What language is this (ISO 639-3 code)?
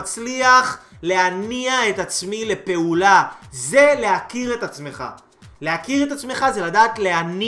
heb